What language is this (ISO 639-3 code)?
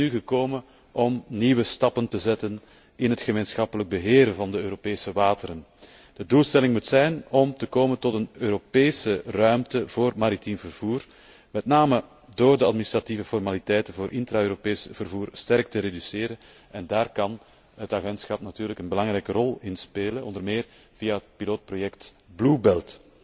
nld